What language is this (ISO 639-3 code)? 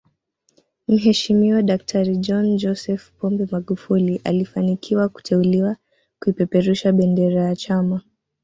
swa